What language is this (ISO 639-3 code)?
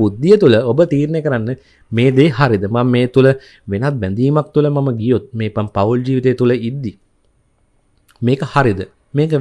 ind